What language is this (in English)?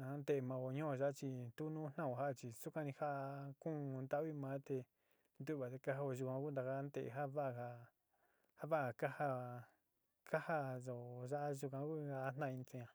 Sinicahua Mixtec